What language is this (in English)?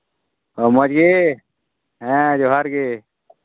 Santali